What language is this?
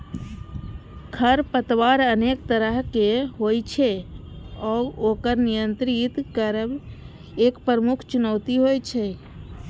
Maithili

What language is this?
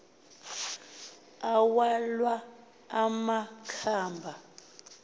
Xhosa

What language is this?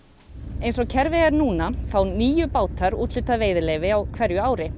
Icelandic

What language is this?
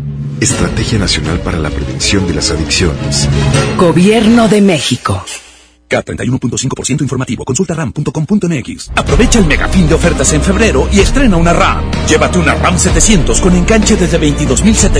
Spanish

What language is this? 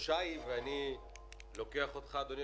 Hebrew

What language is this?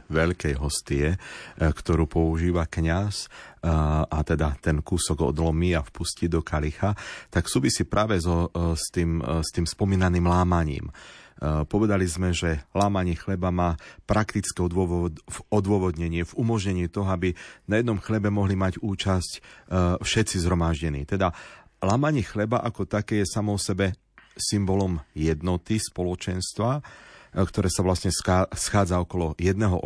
Slovak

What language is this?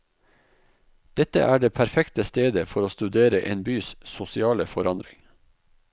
Norwegian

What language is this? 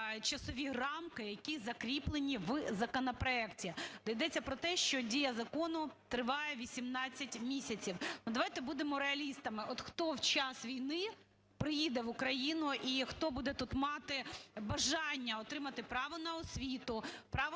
Ukrainian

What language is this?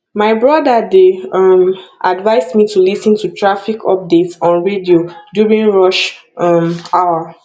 Nigerian Pidgin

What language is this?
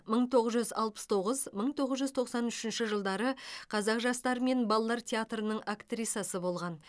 Kazakh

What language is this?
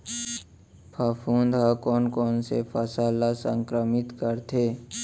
Chhattisgarhi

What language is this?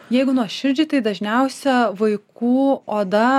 Lithuanian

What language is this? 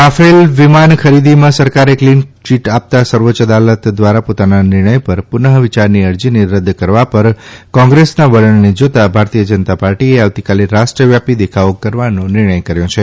Gujarati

